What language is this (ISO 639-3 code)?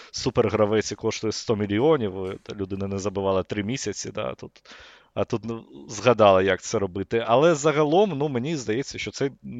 ukr